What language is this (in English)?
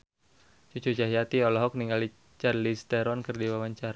Sundanese